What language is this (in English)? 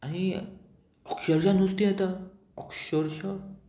Konkani